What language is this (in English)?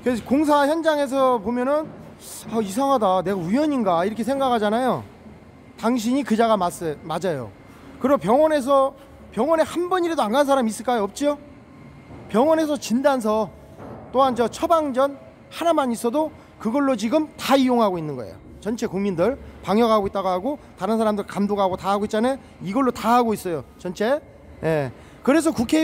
Korean